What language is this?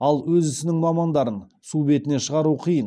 Kazakh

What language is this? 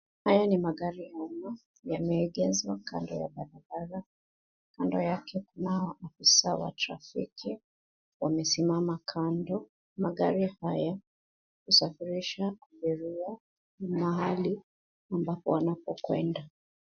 Swahili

